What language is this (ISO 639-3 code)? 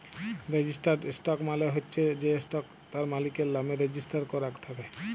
ben